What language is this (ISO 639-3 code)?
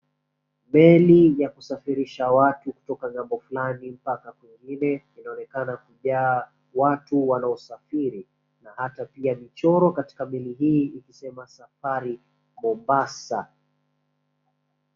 swa